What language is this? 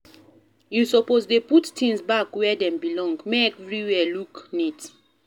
Nigerian Pidgin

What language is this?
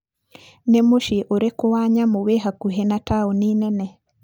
Kikuyu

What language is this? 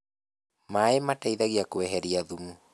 Kikuyu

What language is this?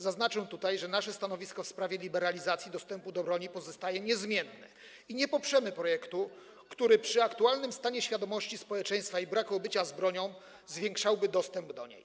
Polish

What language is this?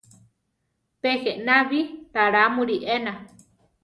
Central Tarahumara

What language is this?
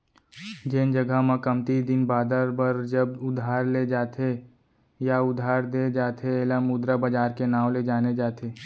Chhattisgarhi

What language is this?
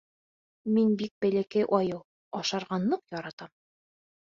Bashkir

